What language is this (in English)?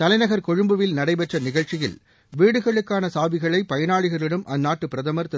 Tamil